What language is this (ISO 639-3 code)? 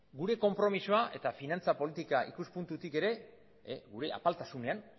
eus